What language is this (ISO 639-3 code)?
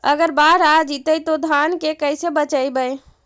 mag